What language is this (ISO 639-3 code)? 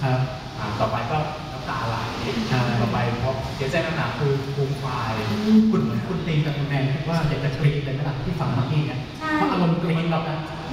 tha